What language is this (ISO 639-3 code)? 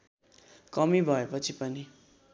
nep